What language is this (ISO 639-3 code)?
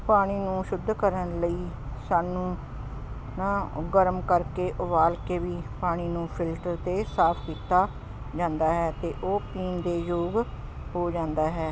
pan